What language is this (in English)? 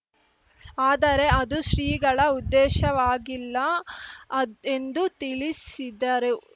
Kannada